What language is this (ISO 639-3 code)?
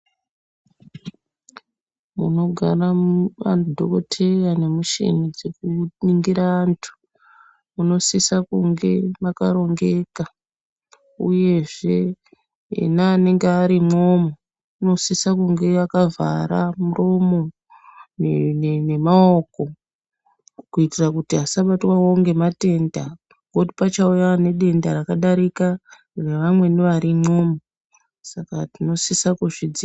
ndc